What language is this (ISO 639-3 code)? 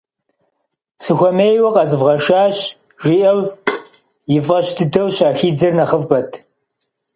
kbd